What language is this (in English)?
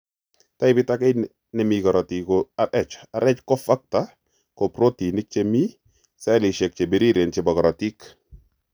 Kalenjin